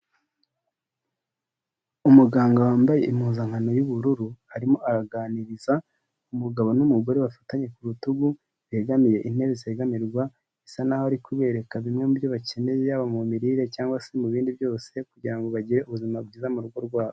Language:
Kinyarwanda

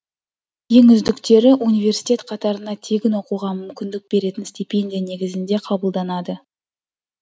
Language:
Kazakh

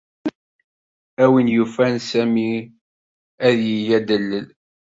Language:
Kabyle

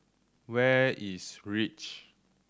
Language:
English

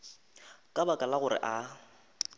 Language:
Northern Sotho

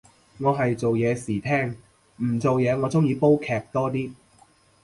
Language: Cantonese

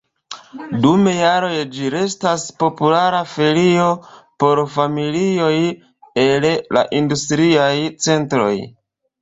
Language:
Esperanto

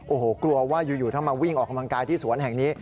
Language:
Thai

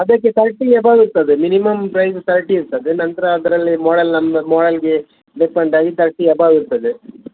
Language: Kannada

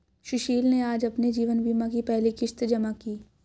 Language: Hindi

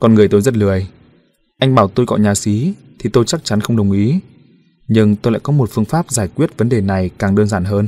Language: Vietnamese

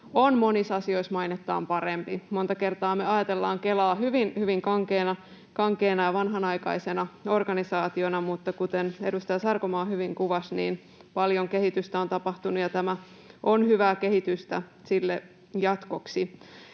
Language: Finnish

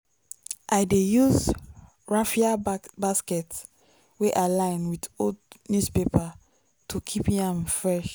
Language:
Nigerian Pidgin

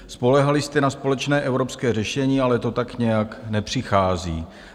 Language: Czech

